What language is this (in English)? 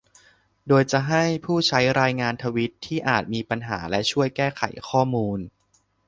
Thai